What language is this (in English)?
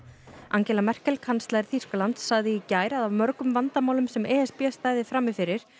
Icelandic